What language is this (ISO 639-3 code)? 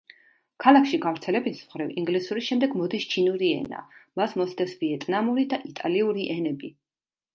kat